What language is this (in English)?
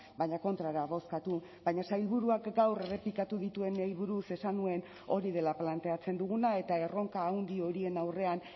Basque